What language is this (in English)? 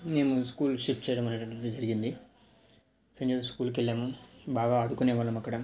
Telugu